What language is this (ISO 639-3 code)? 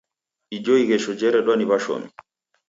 dav